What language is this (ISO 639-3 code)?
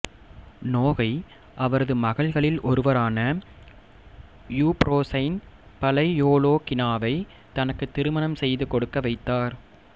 tam